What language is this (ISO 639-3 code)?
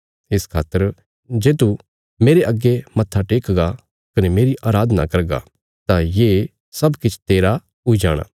kfs